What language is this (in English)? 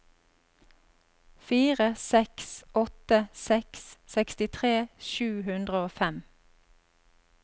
Norwegian